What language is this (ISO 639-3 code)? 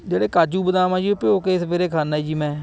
pan